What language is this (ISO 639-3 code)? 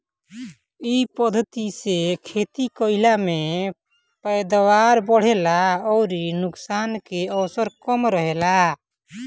bho